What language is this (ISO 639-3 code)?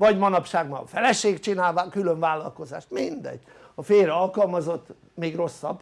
hun